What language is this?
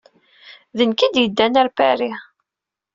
Kabyle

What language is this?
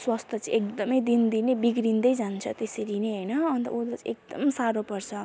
Nepali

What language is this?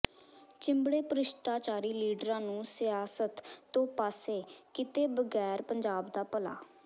Punjabi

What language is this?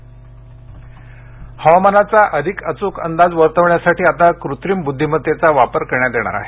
Marathi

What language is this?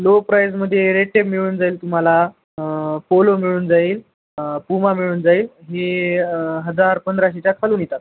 Marathi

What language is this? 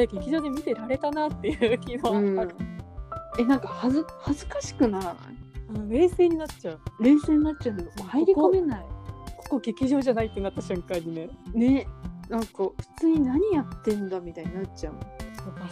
Japanese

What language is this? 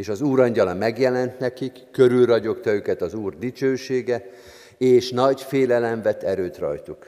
Hungarian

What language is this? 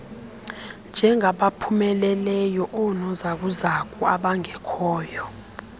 Xhosa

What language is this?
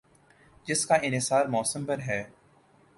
Urdu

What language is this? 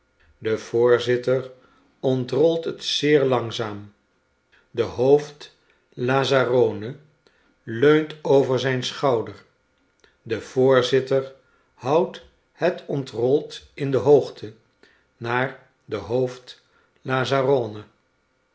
Dutch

